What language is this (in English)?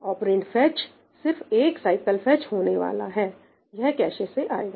Hindi